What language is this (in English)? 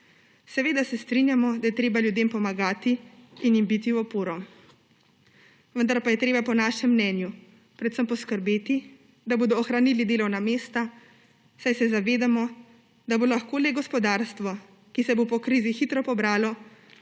Slovenian